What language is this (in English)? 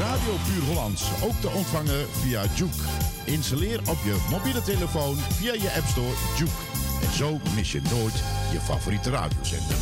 Dutch